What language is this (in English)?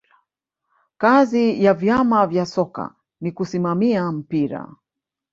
Swahili